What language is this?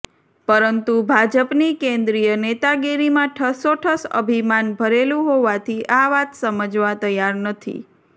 Gujarati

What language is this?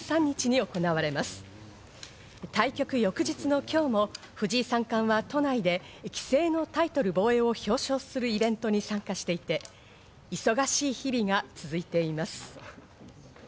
Japanese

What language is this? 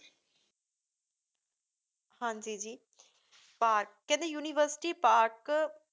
Punjabi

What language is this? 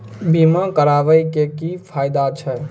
Maithili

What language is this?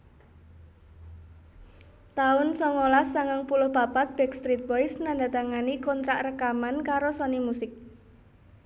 Javanese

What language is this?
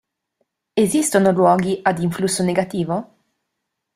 Italian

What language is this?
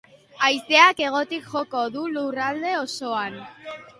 Basque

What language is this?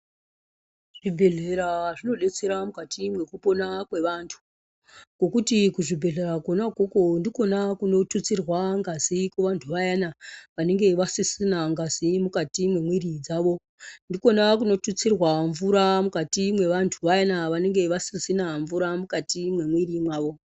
Ndau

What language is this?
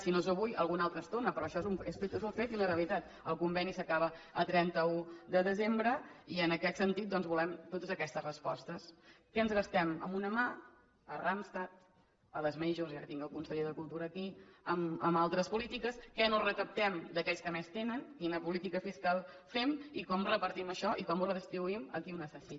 Catalan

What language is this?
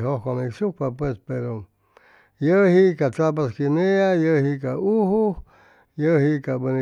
Chimalapa Zoque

